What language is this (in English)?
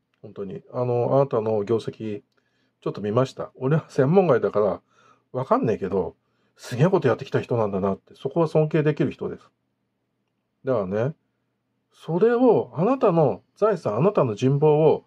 Japanese